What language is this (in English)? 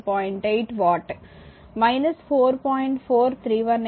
Telugu